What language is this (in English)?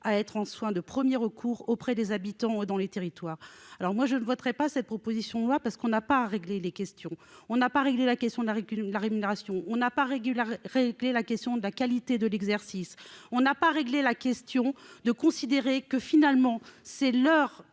French